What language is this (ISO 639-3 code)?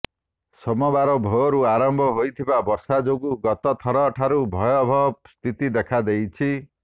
ori